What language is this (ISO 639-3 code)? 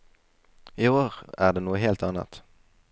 nor